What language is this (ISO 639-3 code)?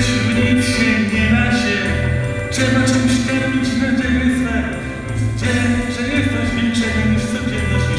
pol